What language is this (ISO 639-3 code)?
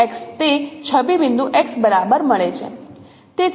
guj